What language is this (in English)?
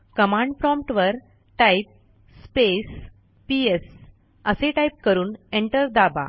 Marathi